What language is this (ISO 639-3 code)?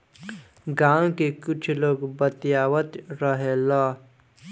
bho